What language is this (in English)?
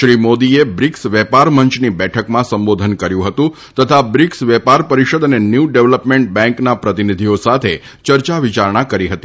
Gujarati